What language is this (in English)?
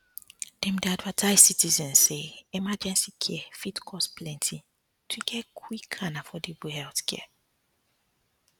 Nigerian Pidgin